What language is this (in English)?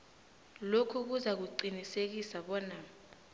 South Ndebele